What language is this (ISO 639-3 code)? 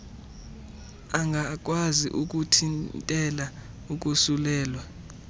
xho